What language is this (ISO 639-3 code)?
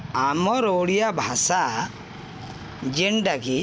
ori